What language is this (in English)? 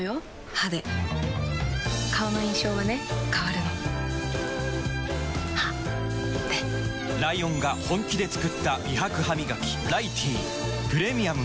Japanese